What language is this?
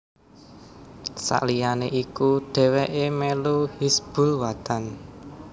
Javanese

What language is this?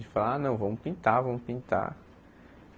Portuguese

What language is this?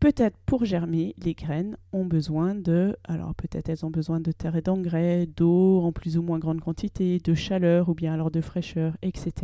French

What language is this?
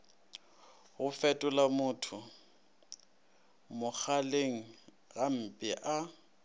Northern Sotho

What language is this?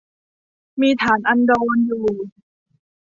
Thai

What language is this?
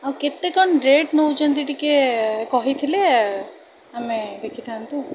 Odia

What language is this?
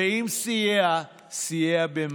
Hebrew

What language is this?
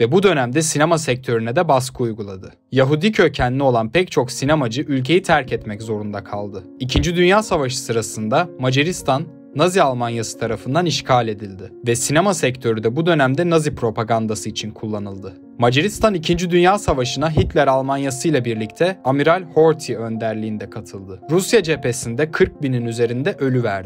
Turkish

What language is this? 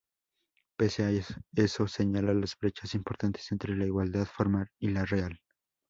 Spanish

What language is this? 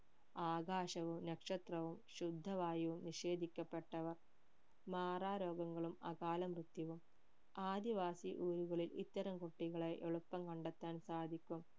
Malayalam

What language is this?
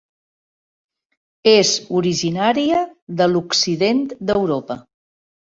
Catalan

